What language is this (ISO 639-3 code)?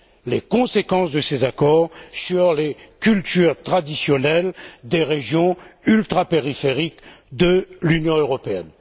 fra